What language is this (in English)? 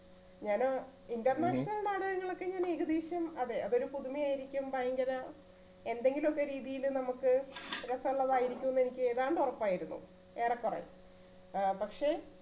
Malayalam